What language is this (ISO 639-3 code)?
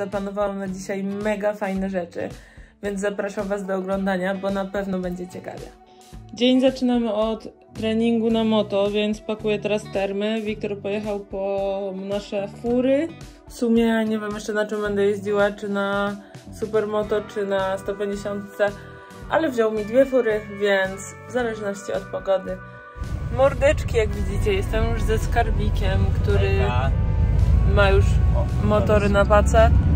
pol